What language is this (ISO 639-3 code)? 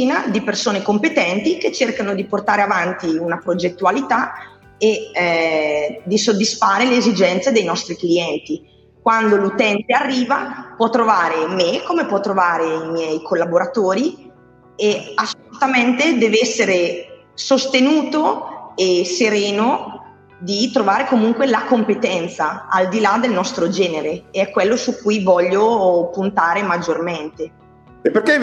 ita